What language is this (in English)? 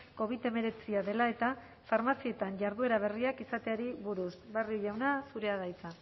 Basque